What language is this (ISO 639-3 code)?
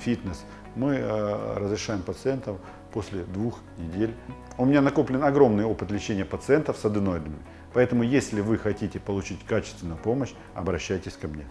rus